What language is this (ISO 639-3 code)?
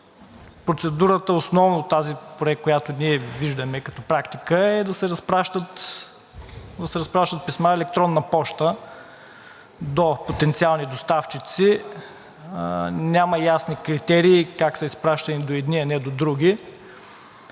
bul